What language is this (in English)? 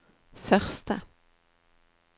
Norwegian